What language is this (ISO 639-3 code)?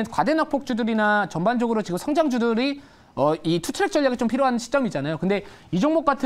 kor